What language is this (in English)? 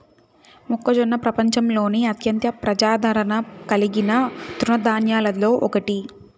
Telugu